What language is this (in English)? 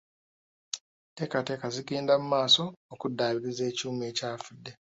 Ganda